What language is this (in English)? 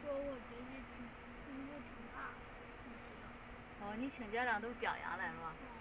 Chinese